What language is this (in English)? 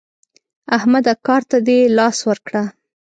Pashto